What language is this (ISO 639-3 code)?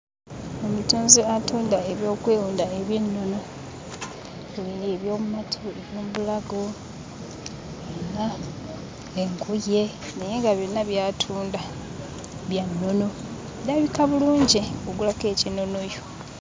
lug